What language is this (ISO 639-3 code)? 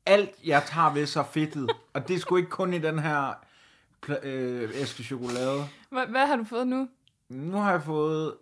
dan